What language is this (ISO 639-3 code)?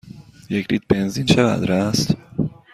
fas